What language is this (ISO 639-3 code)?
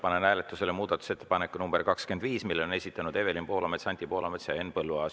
est